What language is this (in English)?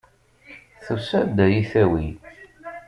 Kabyle